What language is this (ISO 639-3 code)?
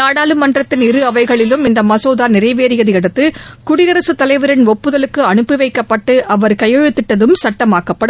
tam